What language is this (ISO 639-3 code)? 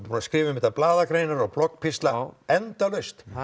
isl